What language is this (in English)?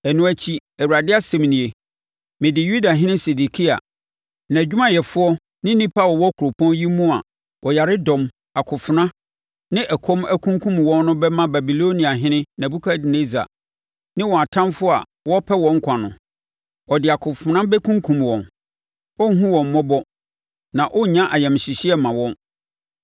Akan